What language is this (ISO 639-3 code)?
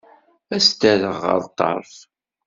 kab